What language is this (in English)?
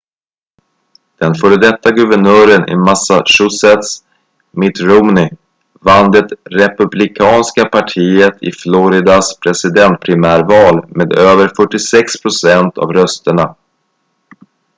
Swedish